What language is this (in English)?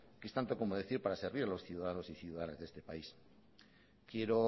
Spanish